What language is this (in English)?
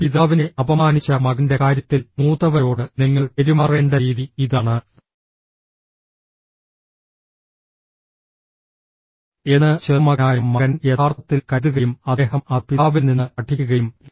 Malayalam